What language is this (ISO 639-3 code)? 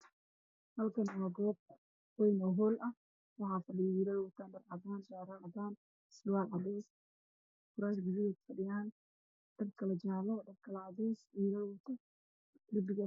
som